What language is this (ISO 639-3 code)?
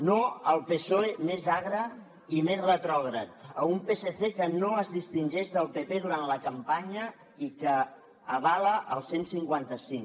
cat